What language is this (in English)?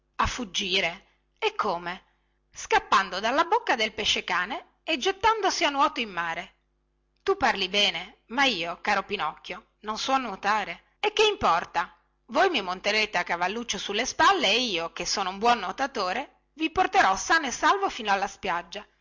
Italian